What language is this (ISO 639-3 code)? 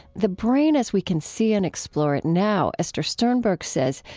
eng